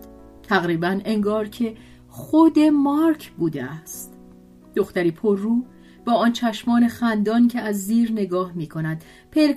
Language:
Persian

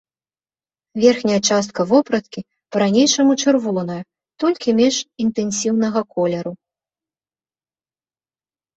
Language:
Belarusian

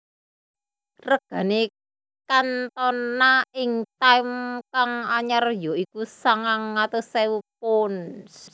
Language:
Javanese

